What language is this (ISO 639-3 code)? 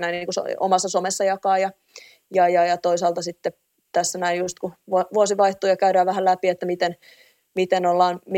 fin